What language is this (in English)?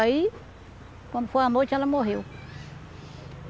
Portuguese